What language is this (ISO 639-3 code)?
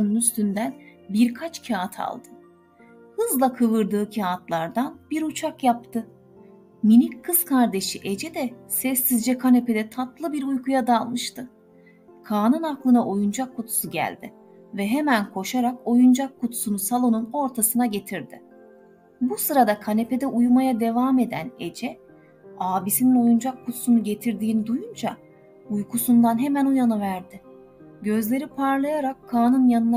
tur